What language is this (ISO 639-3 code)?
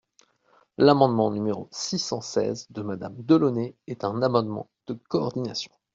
fra